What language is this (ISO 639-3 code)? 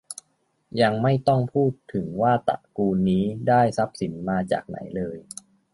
tha